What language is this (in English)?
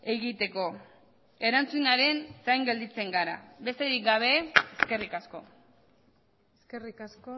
Basque